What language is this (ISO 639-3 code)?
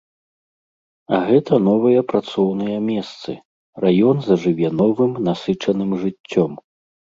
bel